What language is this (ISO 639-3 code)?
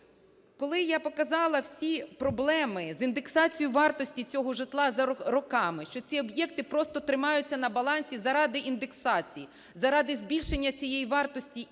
ukr